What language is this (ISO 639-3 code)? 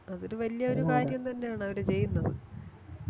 mal